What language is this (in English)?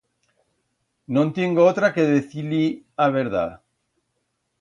Aragonese